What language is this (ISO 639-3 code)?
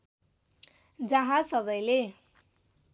nep